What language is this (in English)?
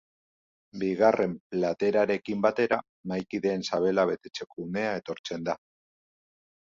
Basque